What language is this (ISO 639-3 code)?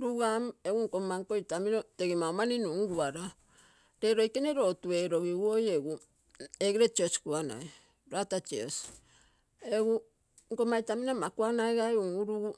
buo